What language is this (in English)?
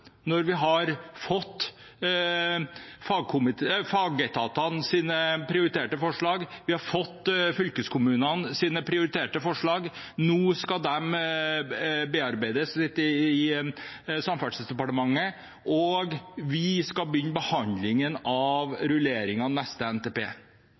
Norwegian Bokmål